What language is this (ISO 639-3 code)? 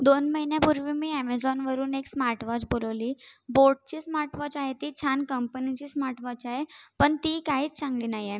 mar